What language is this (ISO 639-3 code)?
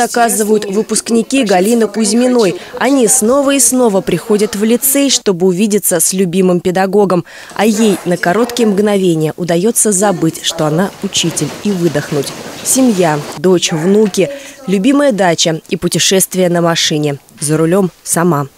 rus